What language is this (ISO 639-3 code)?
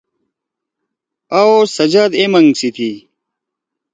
trw